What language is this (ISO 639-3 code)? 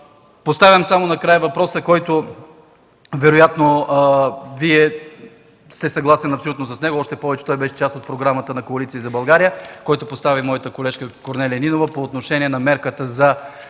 bul